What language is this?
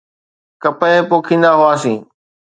Sindhi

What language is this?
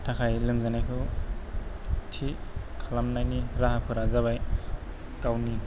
Bodo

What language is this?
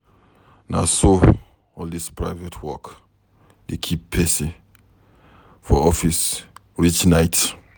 Nigerian Pidgin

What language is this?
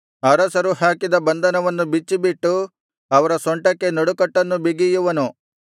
Kannada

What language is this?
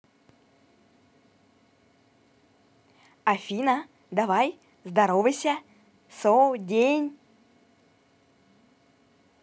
Russian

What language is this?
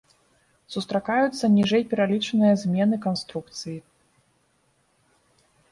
Belarusian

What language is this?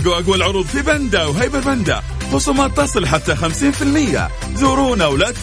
Arabic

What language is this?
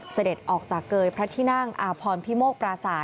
Thai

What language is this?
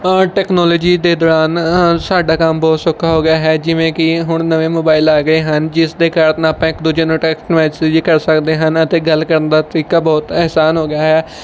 Punjabi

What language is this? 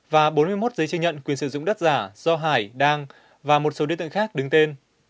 Vietnamese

